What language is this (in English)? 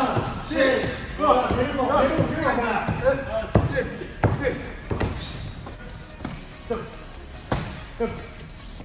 Arabic